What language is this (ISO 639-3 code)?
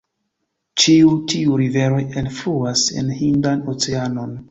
epo